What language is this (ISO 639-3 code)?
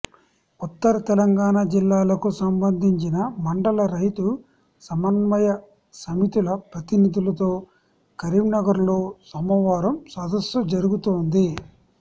tel